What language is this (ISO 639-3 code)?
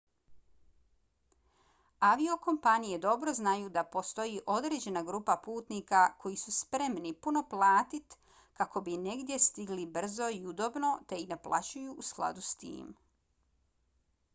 bos